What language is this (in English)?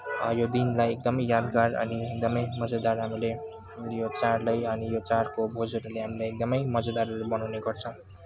Nepali